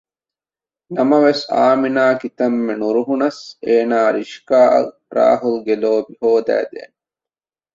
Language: Divehi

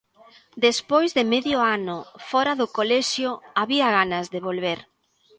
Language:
Galician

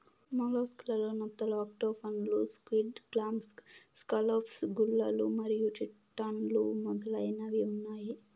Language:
Telugu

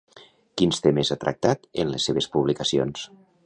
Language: Catalan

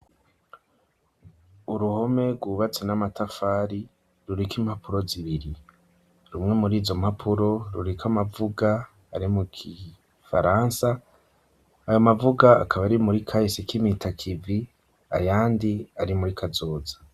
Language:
Rundi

